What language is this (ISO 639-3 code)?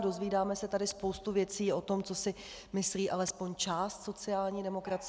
ces